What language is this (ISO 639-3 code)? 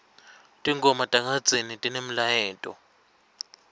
ssw